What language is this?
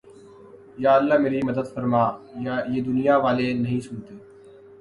Urdu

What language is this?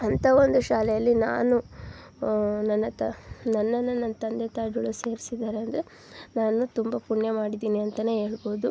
Kannada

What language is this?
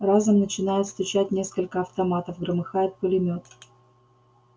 Russian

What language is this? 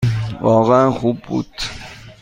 Persian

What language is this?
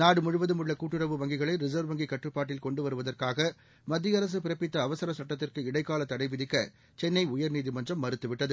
Tamil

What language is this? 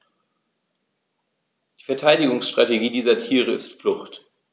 German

